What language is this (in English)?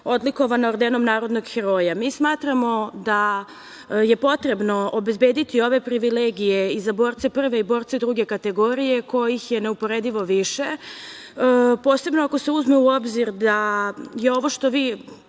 Serbian